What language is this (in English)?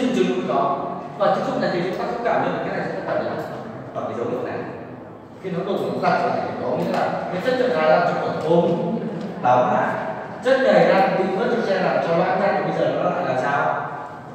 Vietnamese